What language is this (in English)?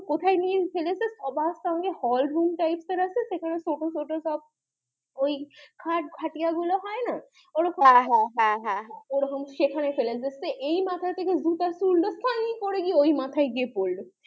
Bangla